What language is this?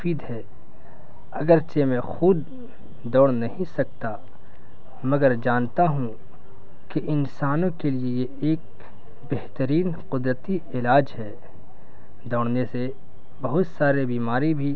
Urdu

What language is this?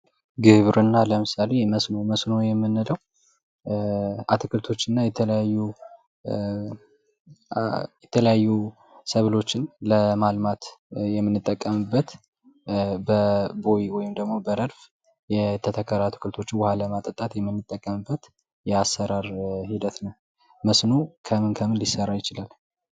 Amharic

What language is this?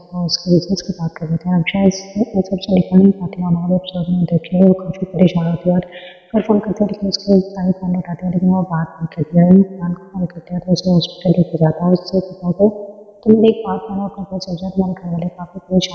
Romanian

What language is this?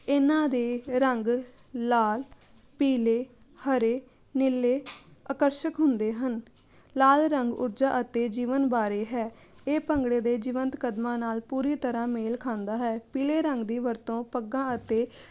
Punjabi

